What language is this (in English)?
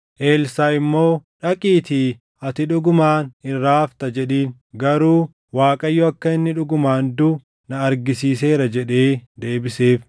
Oromo